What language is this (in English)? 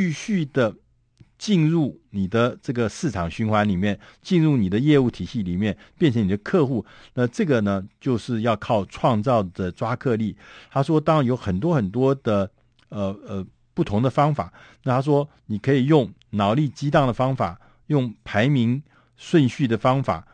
Chinese